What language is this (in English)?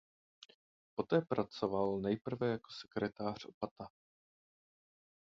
Czech